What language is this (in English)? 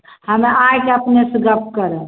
Maithili